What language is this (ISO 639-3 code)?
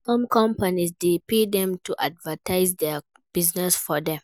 pcm